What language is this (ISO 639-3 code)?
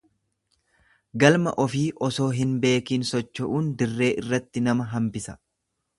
orm